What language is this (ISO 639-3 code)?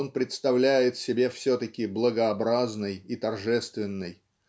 rus